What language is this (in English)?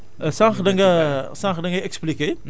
Wolof